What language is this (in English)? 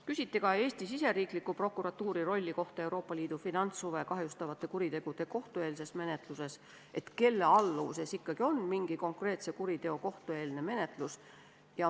Estonian